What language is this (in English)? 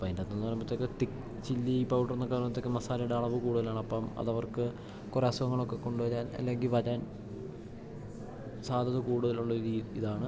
Malayalam